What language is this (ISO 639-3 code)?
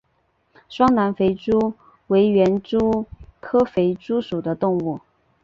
zho